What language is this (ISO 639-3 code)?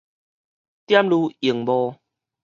nan